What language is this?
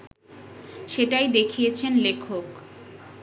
Bangla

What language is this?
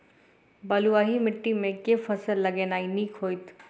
Maithili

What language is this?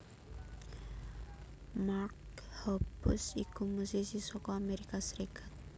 Javanese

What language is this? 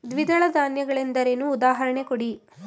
Kannada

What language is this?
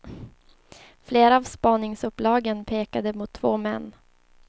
Swedish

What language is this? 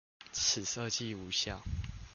Chinese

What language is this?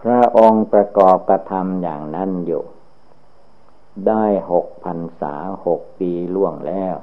Thai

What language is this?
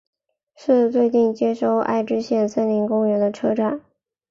Chinese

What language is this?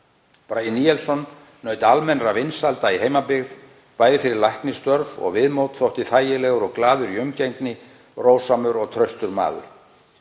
Icelandic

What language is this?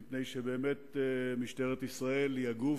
Hebrew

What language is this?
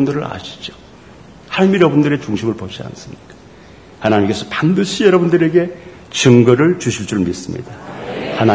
Korean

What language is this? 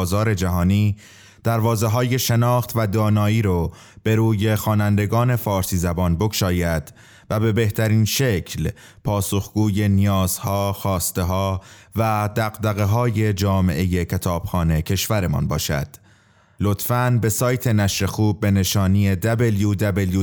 Persian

